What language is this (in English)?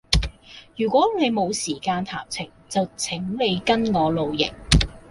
Cantonese